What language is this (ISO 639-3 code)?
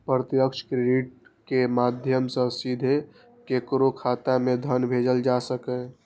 mai